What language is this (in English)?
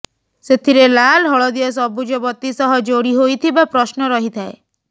Odia